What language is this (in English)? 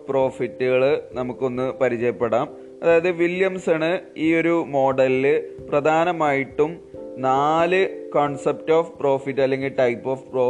Malayalam